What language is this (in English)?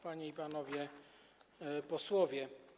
Polish